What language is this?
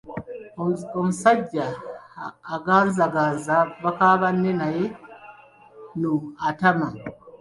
Ganda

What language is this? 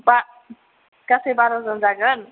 Bodo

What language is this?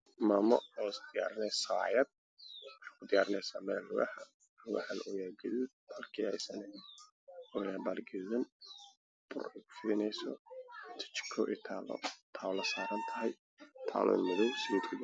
Somali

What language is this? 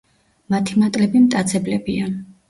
Georgian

